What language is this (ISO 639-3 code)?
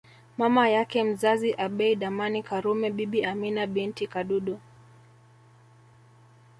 swa